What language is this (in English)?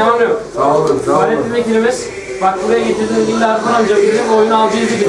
Turkish